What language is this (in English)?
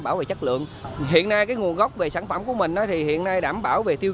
Vietnamese